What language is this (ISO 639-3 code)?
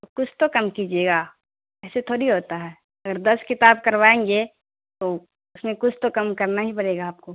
urd